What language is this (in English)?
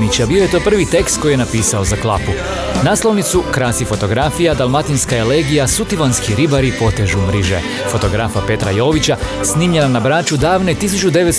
Croatian